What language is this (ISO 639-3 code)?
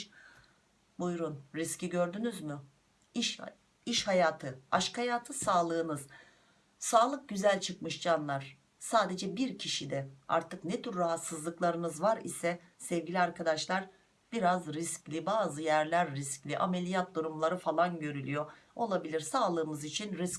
tur